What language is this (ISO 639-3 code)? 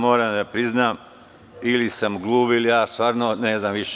srp